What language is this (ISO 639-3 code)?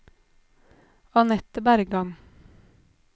nor